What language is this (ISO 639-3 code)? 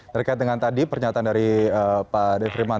ind